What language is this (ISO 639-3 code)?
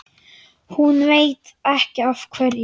isl